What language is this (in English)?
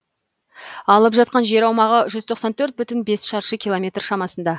Kazakh